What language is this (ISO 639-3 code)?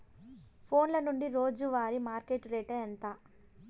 tel